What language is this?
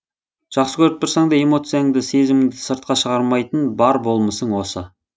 Kazakh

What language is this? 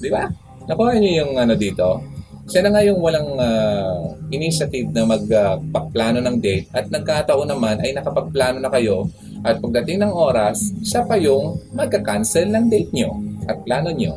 Filipino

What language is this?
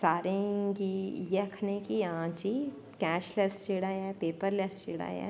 Dogri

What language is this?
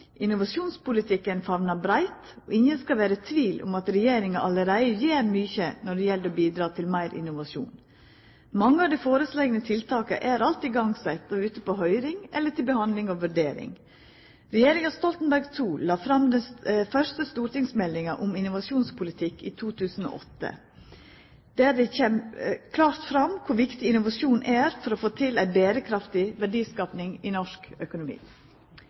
Norwegian Nynorsk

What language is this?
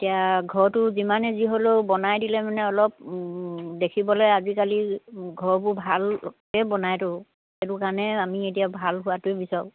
Assamese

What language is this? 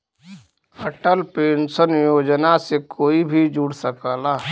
Bhojpuri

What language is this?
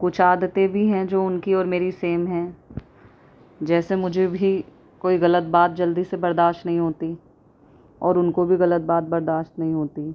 Urdu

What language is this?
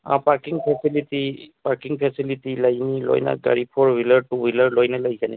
Manipuri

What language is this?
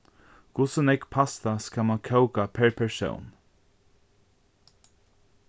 Faroese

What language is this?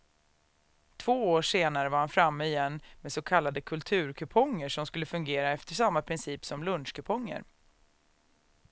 Swedish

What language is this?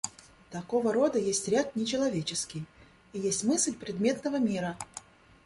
Russian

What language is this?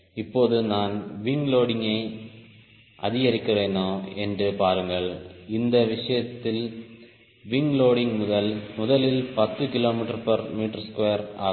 Tamil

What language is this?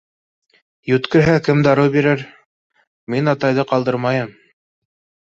Bashkir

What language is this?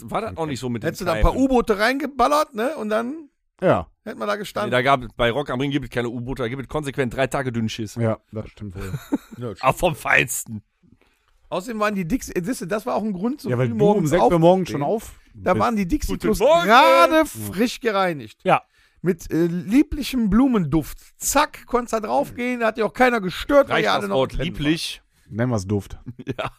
German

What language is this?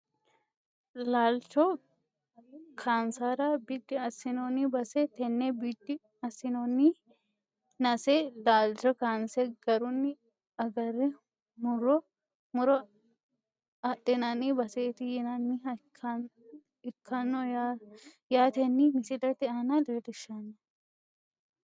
Sidamo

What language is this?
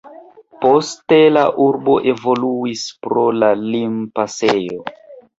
Esperanto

